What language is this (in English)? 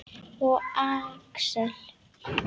Icelandic